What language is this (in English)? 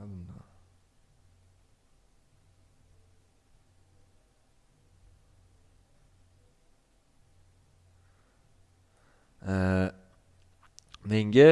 Turkish